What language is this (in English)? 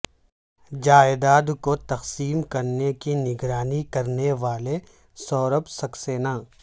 Urdu